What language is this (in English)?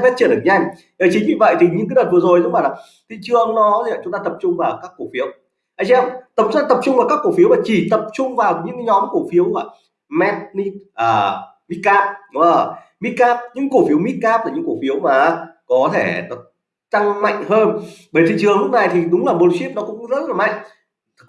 Vietnamese